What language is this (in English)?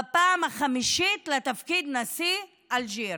Hebrew